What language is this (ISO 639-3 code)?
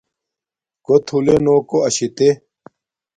dmk